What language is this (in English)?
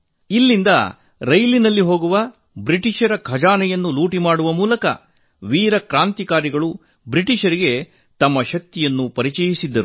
Kannada